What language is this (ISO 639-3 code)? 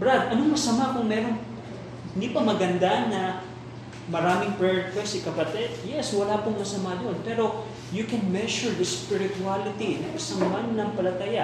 fil